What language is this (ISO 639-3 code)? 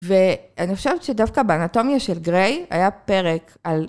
heb